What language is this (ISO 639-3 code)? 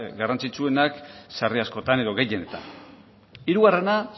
eus